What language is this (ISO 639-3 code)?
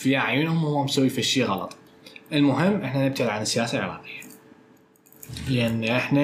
ara